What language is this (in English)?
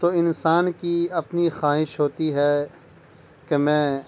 Urdu